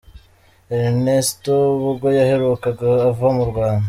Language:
Kinyarwanda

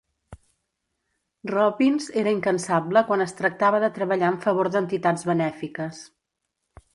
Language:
Catalan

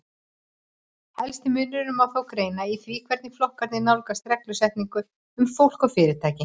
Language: Icelandic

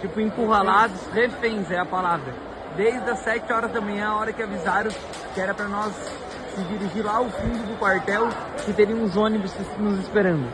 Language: Portuguese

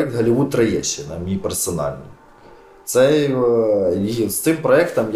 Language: Ukrainian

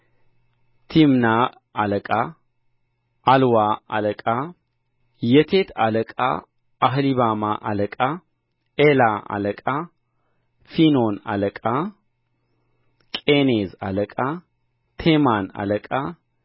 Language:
Amharic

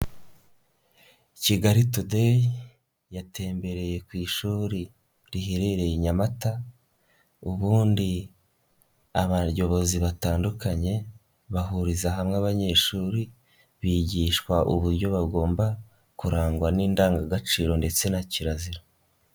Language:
Kinyarwanda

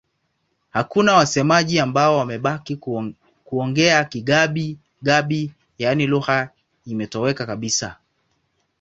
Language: Swahili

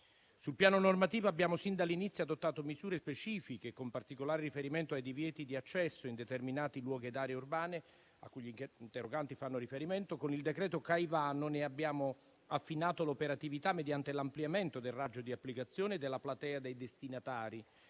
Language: Italian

